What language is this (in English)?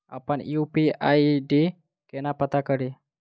Maithili